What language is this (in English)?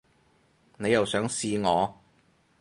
Cantonese